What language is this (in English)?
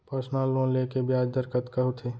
Chhattisgarhi